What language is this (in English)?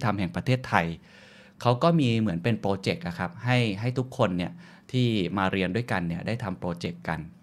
Thai